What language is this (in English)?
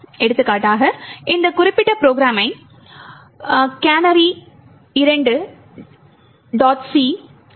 Tamil